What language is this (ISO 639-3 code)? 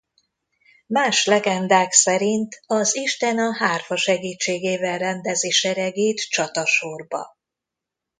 hun